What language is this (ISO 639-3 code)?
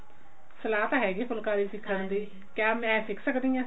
pan